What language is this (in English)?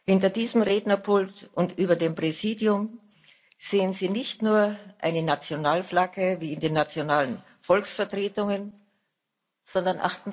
German